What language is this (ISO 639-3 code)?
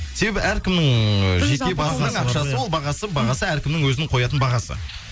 kaz